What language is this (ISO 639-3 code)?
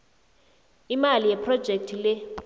nbl